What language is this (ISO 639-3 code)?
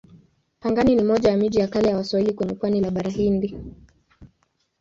swa